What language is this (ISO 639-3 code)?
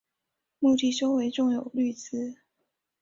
zho